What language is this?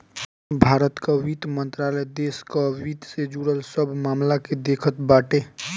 Bhojpuri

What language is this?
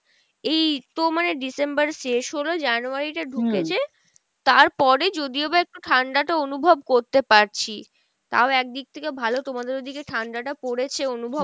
Bangla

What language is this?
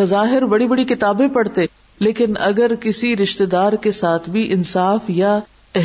Urdu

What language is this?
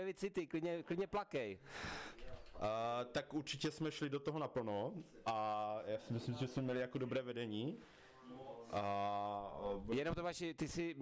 Czech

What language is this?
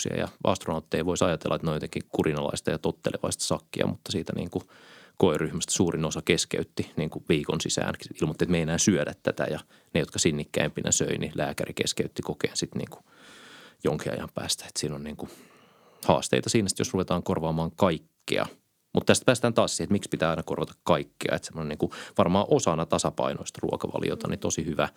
Finnish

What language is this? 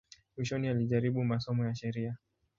Swahili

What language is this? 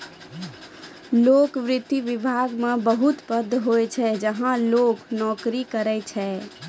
Maithili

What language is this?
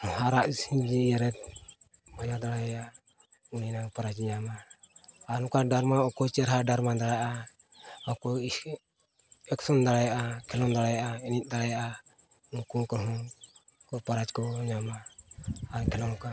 Santali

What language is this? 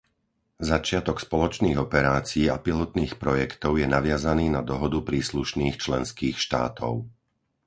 Slovak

